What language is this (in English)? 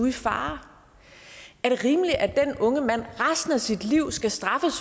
Danish